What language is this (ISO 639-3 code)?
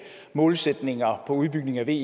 dan